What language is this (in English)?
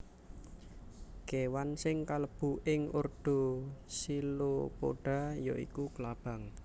Javanese